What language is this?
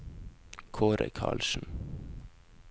Norwegian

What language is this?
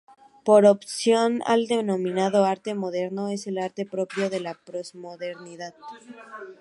Spanish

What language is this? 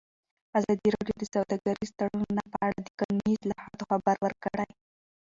Pashto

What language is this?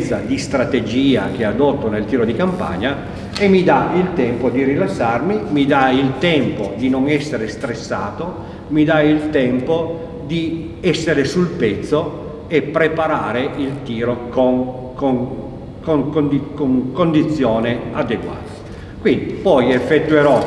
Italian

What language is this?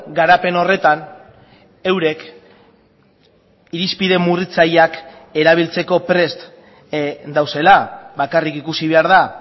Basque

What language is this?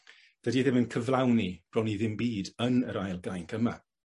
Welsh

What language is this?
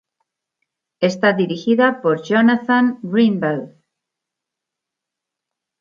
Spanish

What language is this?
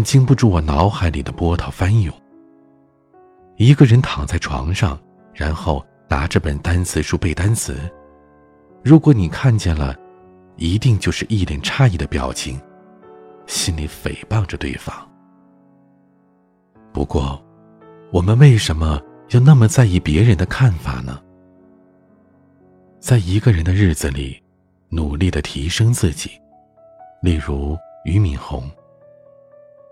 Chinese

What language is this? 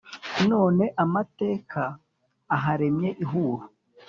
Kinyarwanda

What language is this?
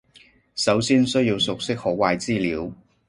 Cantonese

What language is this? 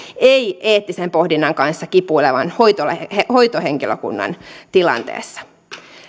Finnish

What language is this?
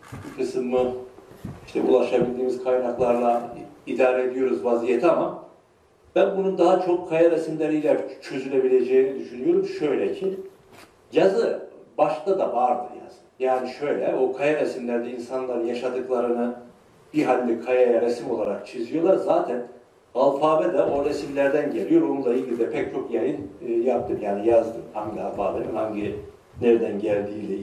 Turkish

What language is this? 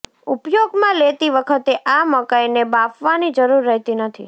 Gujarati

